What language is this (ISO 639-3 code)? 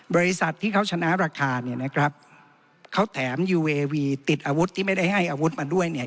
tha